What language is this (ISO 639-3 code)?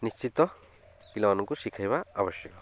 ori